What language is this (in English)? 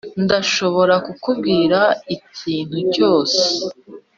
Kinyarwanda